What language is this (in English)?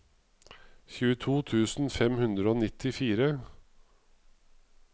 Norwegian